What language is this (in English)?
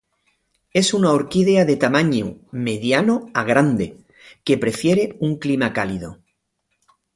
Spanish